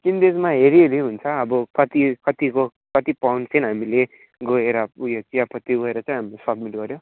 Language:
Nepali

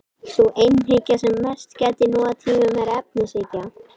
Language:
Icelandic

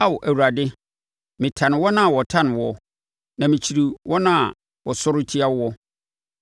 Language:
Akan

